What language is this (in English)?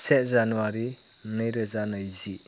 Bodo